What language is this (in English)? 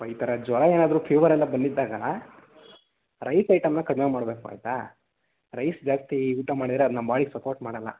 Kannada